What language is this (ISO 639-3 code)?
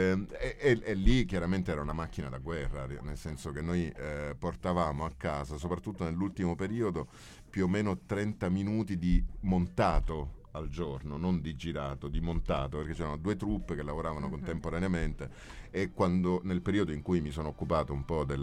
ita